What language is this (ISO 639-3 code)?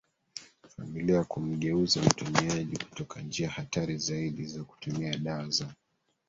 swa